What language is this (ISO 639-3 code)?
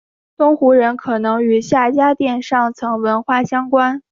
zho